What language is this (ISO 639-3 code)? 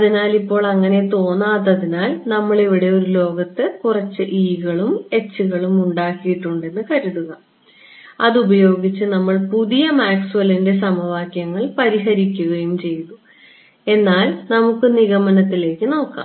mal